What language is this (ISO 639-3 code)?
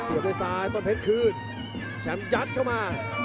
tha